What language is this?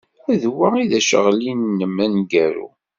Kabyle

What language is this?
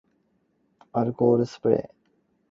Cantonese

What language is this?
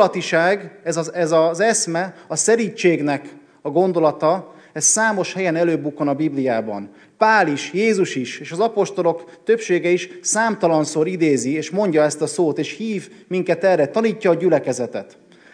Hungarian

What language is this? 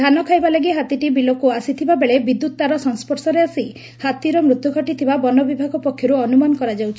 Odia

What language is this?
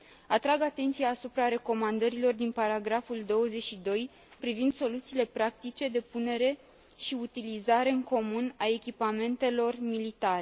Romanian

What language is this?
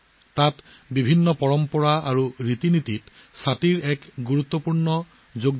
Assamese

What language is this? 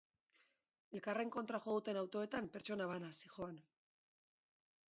Basque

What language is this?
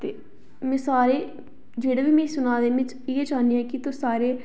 Dogri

